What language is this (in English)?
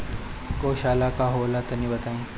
Bhojpuri